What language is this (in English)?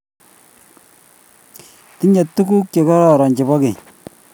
Kalenjin